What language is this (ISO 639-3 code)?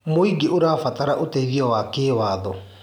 kik